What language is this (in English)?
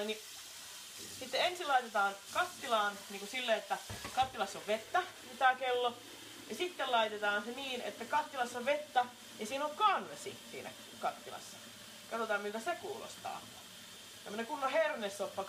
Finnish